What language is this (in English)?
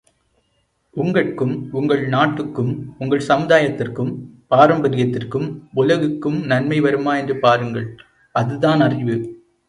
Tamil